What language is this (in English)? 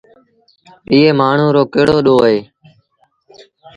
Sindhi Bhil